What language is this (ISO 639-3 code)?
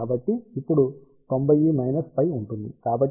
tel